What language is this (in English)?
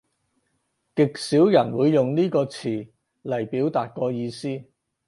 Cantonese